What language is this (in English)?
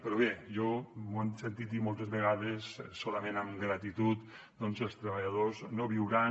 Catalan